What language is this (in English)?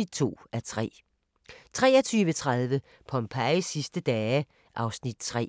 Danish